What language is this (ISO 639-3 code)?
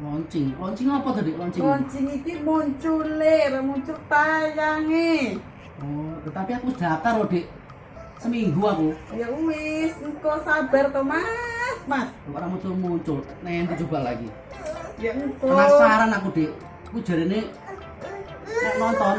ind